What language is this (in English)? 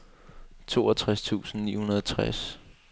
Danish